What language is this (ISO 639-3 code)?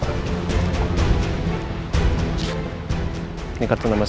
ind